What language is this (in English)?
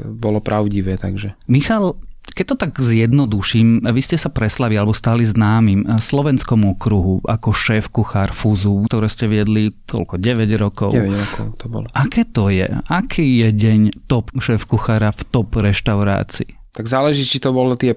Slovak